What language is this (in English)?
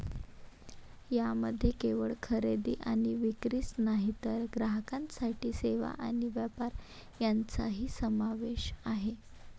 Marathi